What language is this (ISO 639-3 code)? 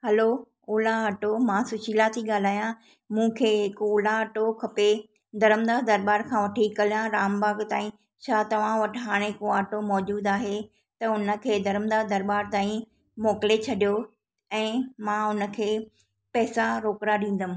snd